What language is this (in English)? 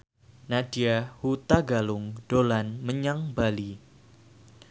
Javanese